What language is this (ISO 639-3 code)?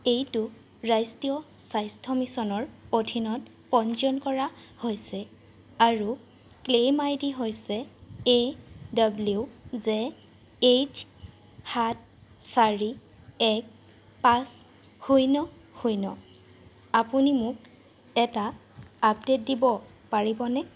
asm